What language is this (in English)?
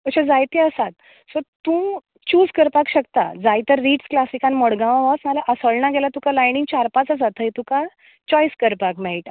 Konkani